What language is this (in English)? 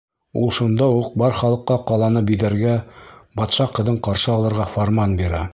Bashkir